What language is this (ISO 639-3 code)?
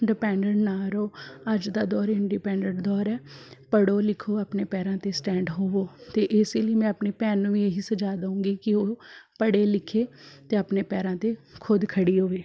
pan